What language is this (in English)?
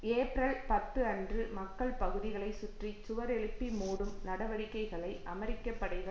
Tamil